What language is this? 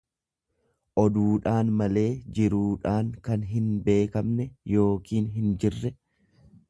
Oromo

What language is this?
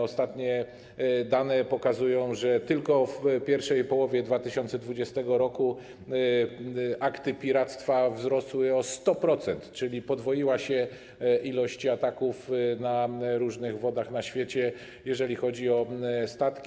Polish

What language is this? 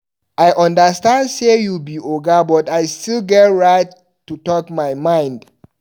Nigerian Pidgin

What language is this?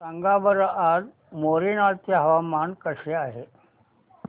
Marathi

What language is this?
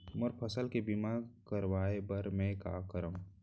Chhattisgarhi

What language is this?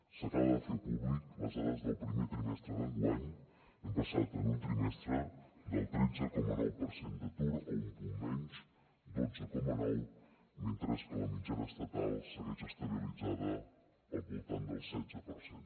Catalan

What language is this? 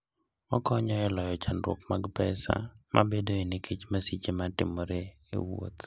Luo (Kenya and Tanzania)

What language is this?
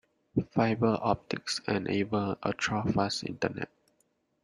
English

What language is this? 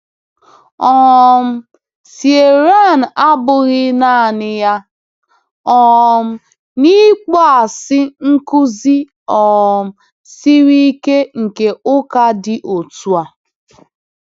Igbo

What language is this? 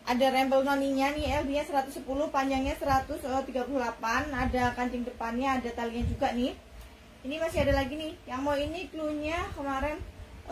Indonesian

